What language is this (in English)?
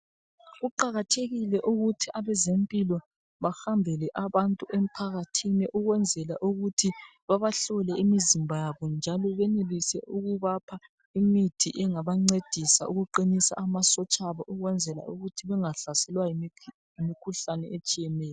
North Ndebele